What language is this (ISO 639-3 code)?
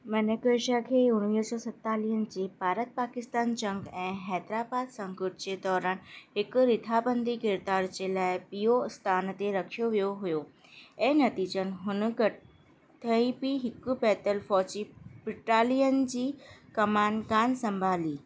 snd